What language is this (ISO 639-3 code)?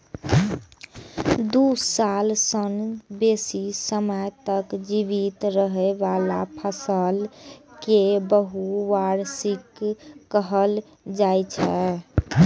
mai